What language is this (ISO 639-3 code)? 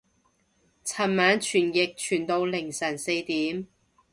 yue